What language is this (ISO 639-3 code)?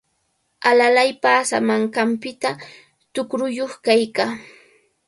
qvl